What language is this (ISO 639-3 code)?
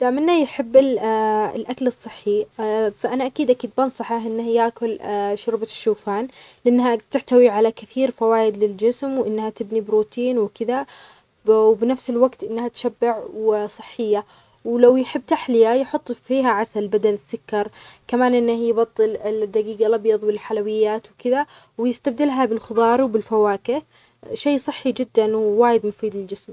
acx